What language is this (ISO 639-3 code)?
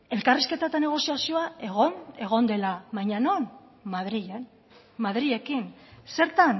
eus